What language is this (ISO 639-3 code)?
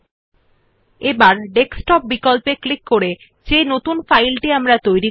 ben